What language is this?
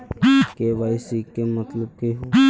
Magahi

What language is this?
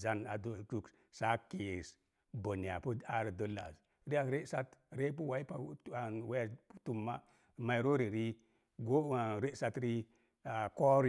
Mom Jango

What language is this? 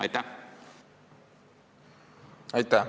Estonian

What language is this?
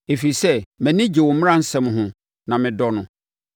Akan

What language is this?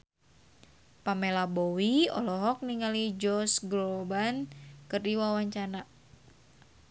Sundanese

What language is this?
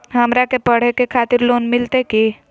Magahi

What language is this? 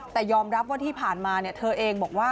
Thai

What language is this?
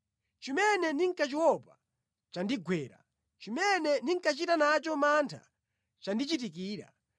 Nyanja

